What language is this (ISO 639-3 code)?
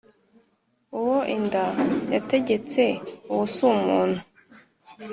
kin